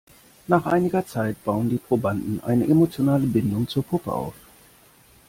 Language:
German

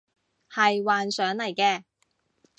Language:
Cantonese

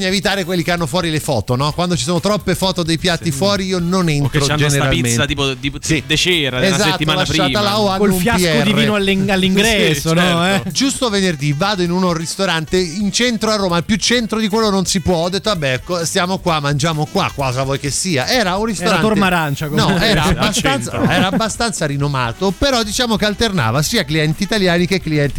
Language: Italian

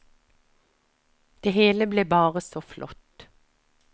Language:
Norwegian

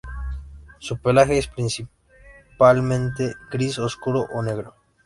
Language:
Spanish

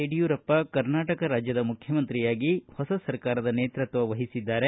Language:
Kannada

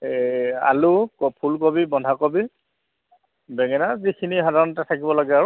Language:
Assamese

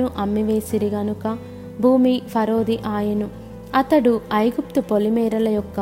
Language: Telugu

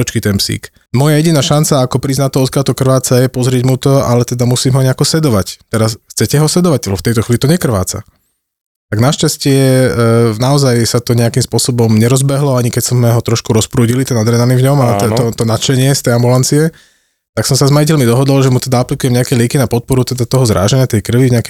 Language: Slovak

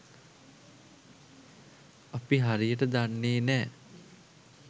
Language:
Sinhala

